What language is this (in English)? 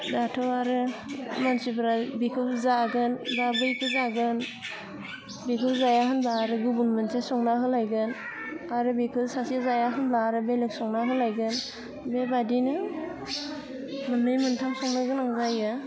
Bodo